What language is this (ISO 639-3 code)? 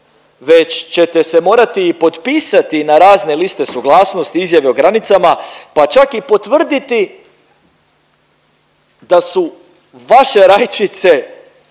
hrv